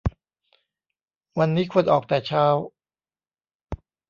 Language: Thai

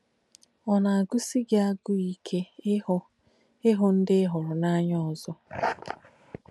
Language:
Igbo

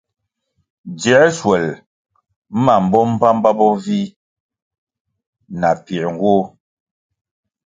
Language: Kwasio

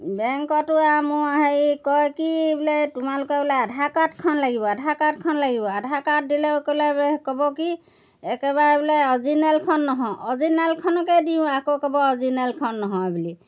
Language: Assamese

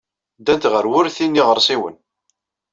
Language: Kabyle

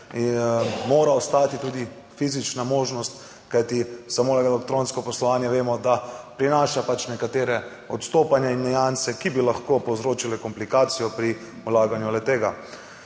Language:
Slovenian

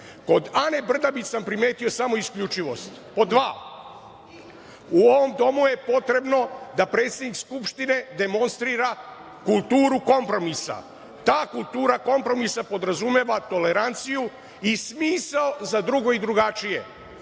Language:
Serbian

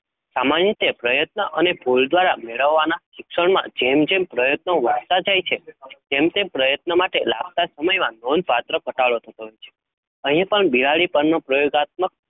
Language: Gujarati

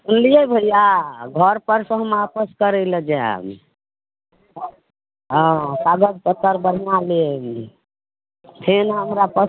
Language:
Maithili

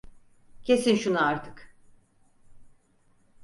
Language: Turkish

